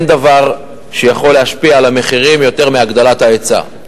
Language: Hebrew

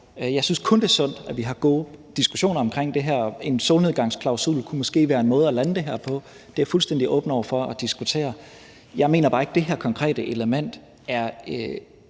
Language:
Danish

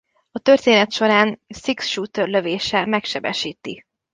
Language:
Hungarian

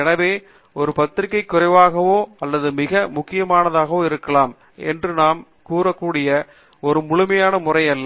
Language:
Tamil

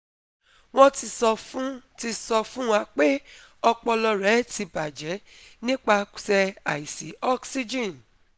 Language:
Yoruba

